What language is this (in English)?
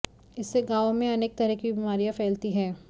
Hindi